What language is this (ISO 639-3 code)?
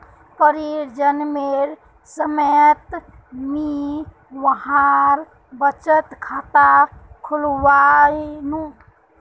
mag